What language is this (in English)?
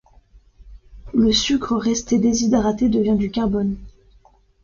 French